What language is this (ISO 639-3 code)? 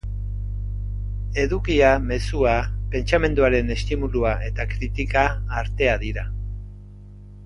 eus